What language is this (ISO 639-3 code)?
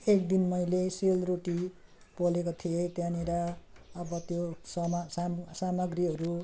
nep